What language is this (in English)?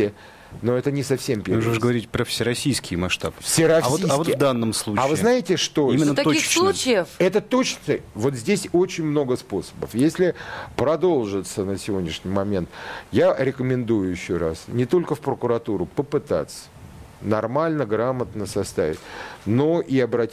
Russian